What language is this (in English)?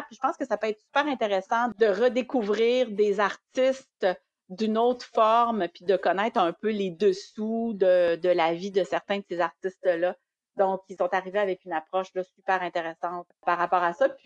French